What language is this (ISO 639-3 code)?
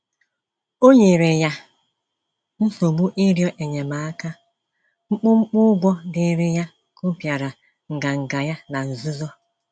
ibo